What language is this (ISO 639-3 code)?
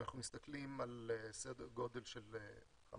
heb